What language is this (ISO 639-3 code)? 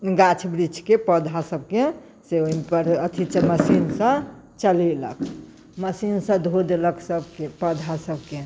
mai